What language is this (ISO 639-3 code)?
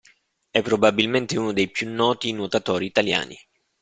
ita